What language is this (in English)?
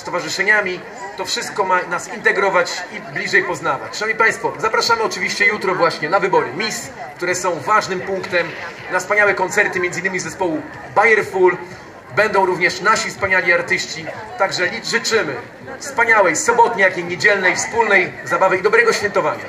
Polish